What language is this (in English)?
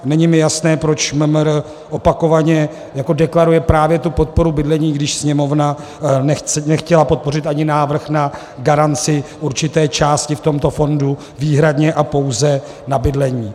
Czech